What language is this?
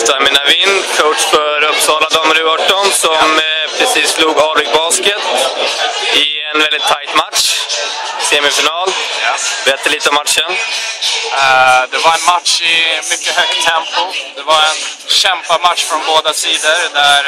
Swedish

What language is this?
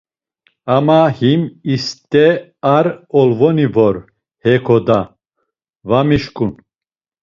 Laz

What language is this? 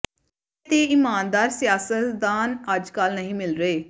Punjabi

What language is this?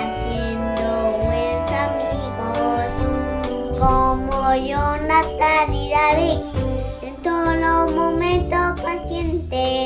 Vietnamese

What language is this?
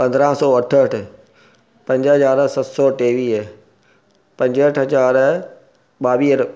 Sindhi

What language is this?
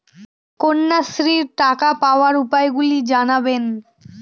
Bangla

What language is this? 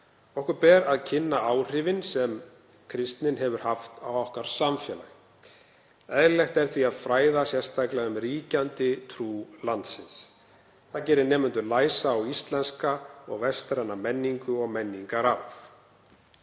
Icelandic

